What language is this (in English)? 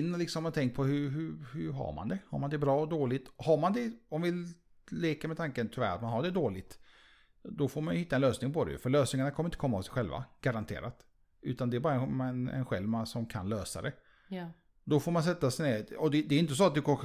Swedish